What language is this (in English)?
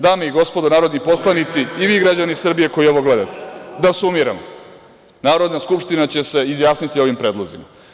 Serbian